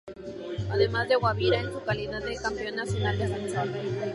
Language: Spanish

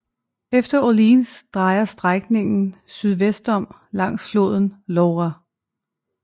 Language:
Danish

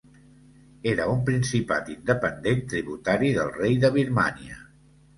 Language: Catalan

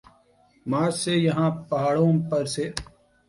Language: Urdu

